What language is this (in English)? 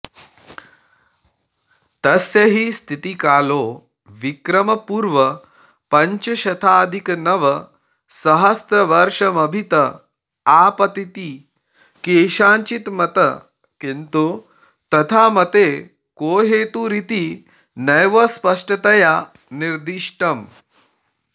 Sanskrit